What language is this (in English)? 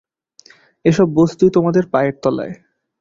Bangla